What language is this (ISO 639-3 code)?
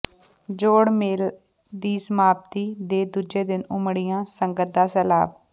pan